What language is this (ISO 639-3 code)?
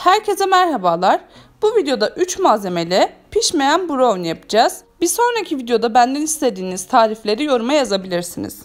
tur